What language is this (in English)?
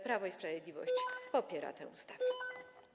Polish